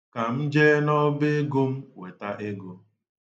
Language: Igbo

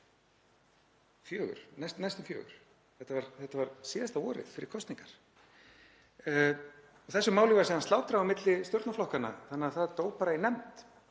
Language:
Icelandic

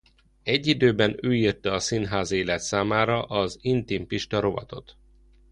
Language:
Hungarian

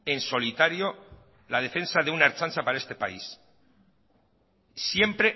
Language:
Spanish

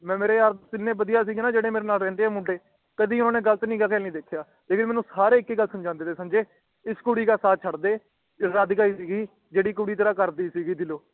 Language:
Punjabi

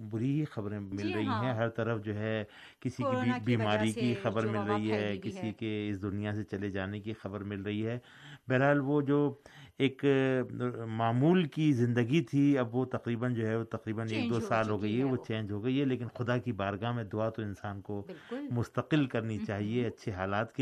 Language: Urdu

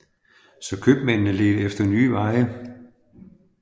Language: Danish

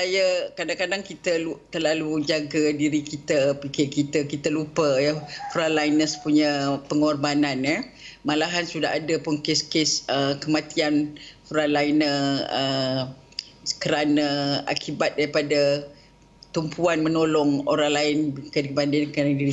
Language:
Malay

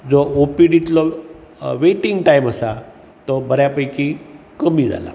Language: Konkani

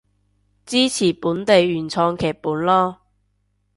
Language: Cantonese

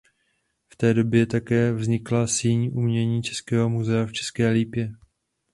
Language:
Czech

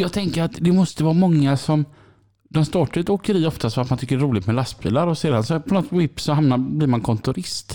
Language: Swedish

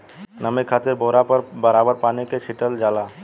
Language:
Bhojpuri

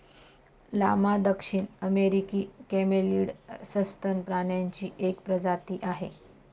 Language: Marathi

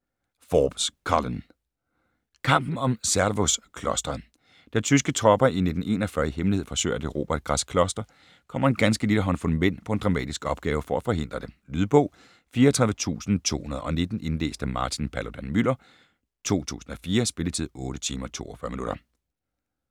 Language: Danish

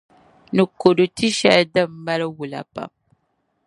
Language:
Dagbani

